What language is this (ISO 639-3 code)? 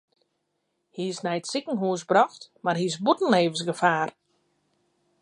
fry